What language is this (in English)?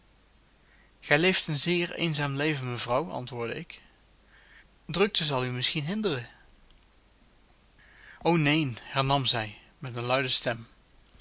Dutch